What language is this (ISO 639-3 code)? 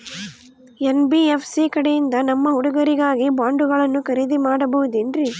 kan